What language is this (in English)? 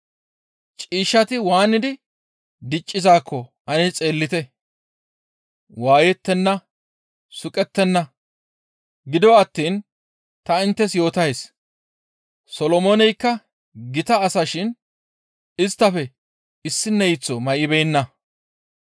Gamo